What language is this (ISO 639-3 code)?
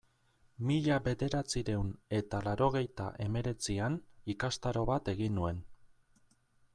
eus